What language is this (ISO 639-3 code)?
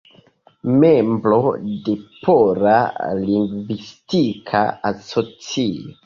epo